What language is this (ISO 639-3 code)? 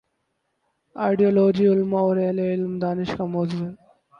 urd